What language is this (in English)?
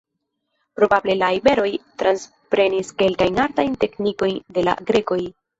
Esperanto